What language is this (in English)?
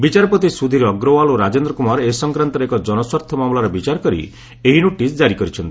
Odia